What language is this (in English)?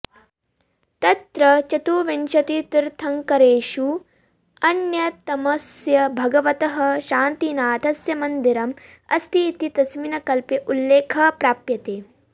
Sanskrit